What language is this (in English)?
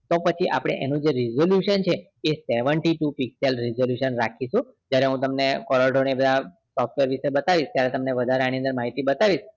Gujarati